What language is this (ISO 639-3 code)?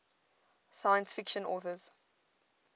eng